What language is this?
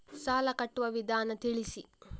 Kannada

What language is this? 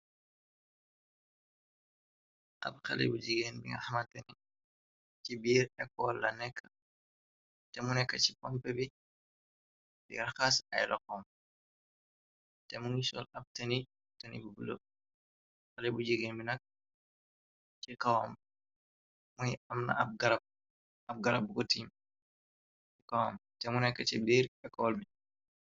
Wolof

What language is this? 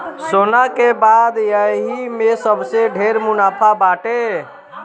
Bhojpuri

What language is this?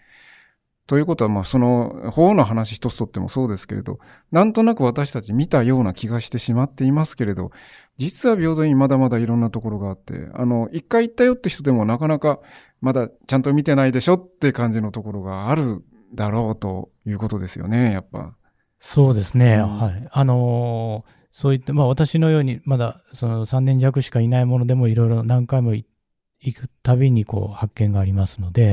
Japanese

